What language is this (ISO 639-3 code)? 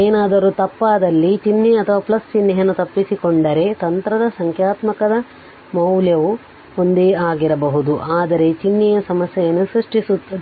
kan